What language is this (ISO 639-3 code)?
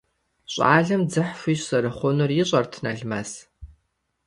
kbd